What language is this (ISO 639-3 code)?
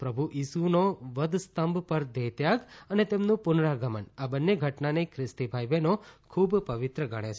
guj